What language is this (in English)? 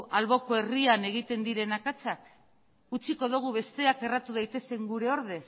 Basque